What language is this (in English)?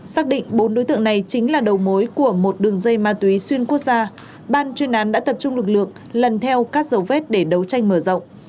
Vietnamese